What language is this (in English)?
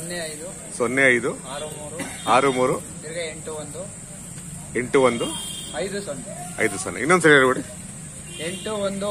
Arabic